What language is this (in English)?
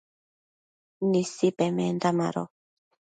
Matsés